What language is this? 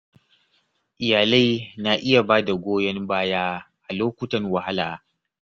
Hausa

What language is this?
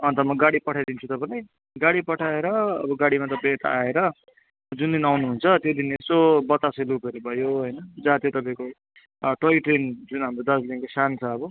Nepali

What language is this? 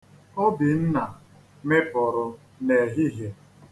Igbo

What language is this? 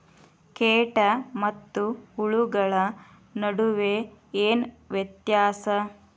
Kannada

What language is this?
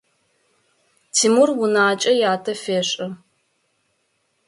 Adyghe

